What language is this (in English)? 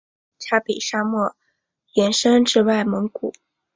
Chinese